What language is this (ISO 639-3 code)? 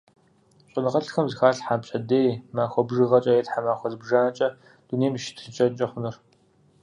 kbd